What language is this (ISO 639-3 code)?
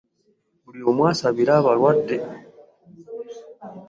lug